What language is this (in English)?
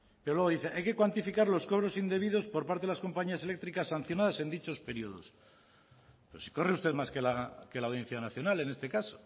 Spanish